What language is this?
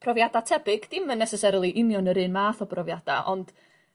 Welsh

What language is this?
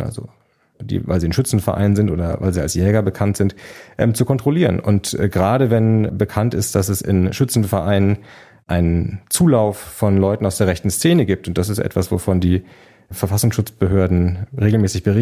German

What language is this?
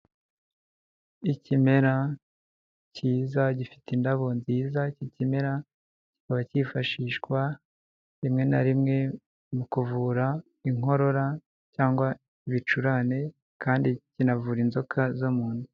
Kinyarwanda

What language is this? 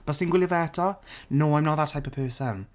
Welsh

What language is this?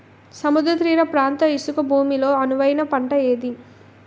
Telugu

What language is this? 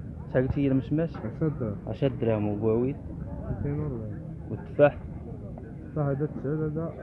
Arabic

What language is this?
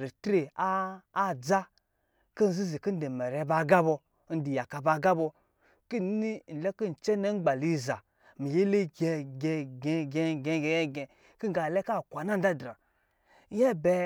Lijili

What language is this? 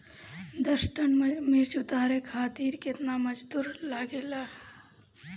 Bhojpuri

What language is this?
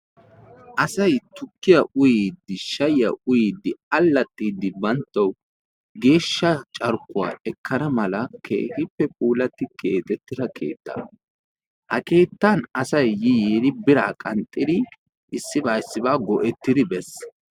Wolaytta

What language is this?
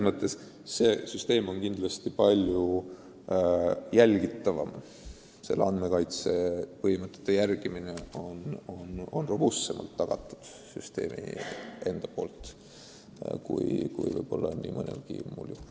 Estonian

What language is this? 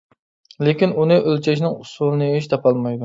Uyghur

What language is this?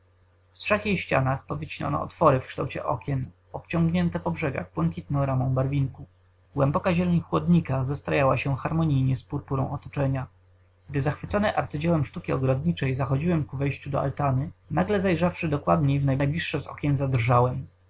Polish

